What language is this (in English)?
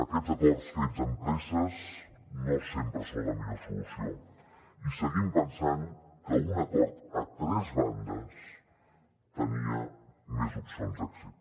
Catalan